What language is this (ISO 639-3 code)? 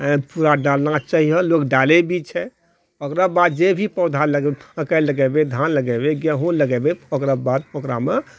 mai